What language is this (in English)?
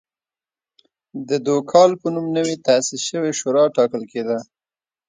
Pashto